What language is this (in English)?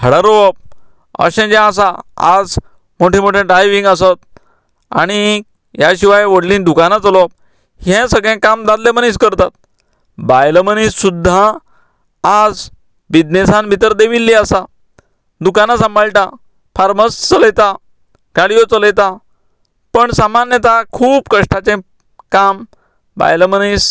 Konkani